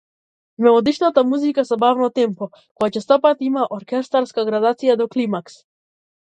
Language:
Macedonian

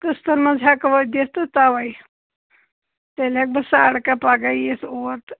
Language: Kashmiri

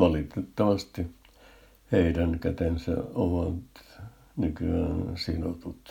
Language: Finnish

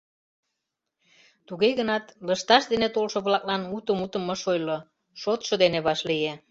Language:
Mari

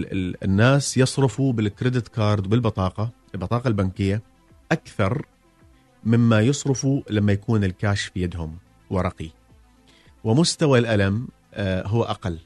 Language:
Arabic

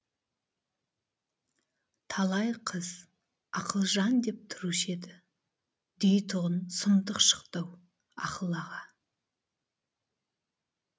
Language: Kazakh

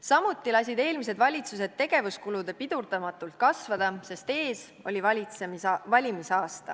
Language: Estonian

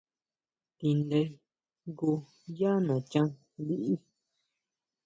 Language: Huautla Mazatec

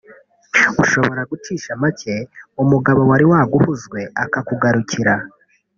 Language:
Kinyarwanda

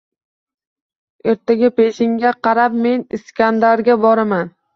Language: Uzbek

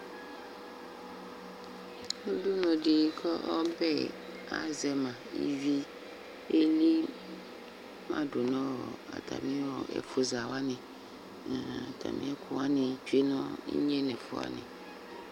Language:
Ikposo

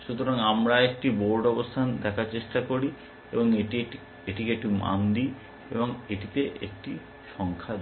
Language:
Bangla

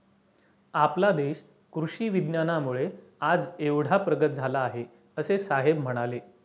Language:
Marathi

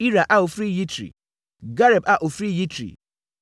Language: Akan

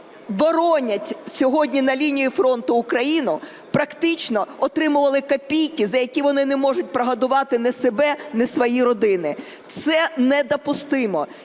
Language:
Ukrainian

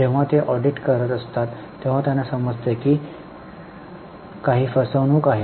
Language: Marathi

